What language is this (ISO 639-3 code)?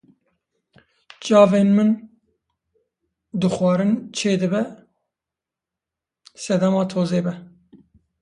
kur